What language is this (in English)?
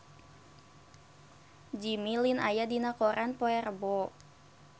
Sundanese